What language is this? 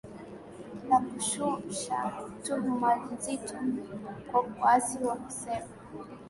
Swahili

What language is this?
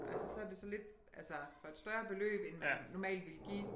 Danish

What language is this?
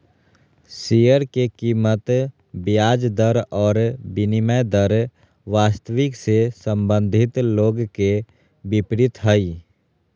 Magahi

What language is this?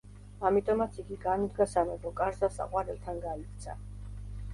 Georgian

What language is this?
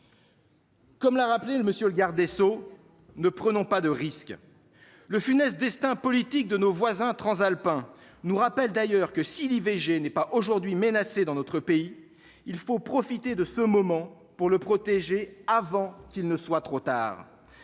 French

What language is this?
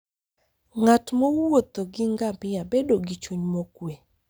Luo (Kenya and Tanzania)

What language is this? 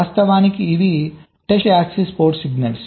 Telugu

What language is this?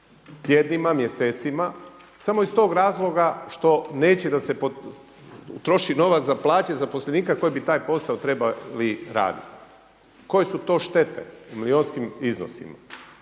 Croatian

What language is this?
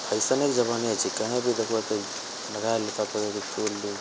Maithili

